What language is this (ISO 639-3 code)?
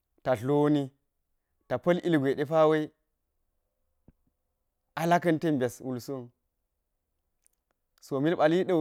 gyz